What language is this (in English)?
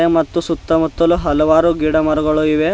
Kannada